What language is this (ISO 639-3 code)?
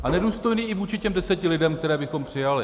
ces